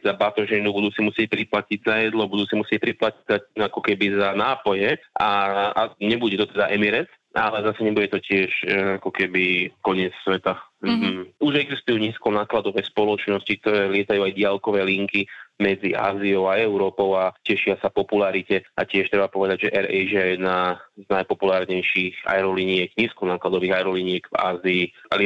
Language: Slovak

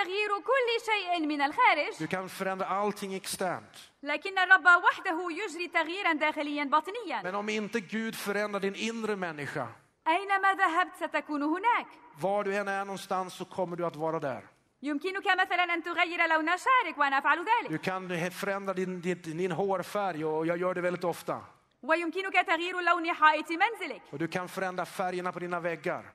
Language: Arabic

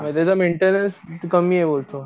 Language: Marathi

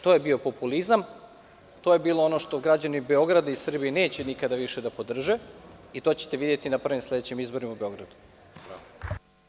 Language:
Serbian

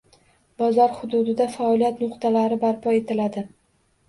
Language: Uzbek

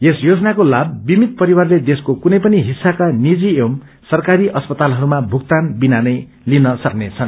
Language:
Nepali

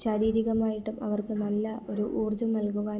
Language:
Malayalam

